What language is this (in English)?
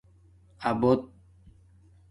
Domaaki